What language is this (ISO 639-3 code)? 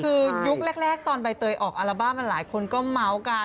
tha